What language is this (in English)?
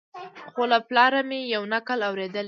Pashto